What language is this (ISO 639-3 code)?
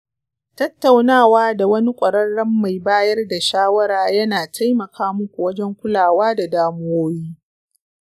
hau